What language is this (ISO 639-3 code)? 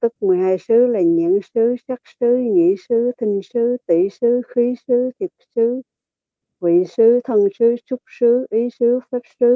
vie